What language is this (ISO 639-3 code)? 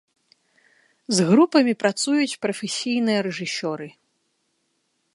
bel